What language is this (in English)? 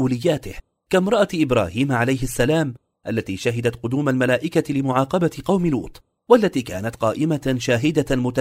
Arabic